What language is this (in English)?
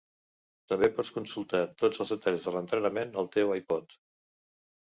Catalan